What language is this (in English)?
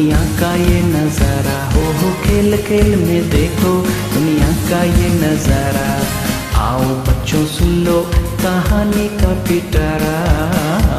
Hindi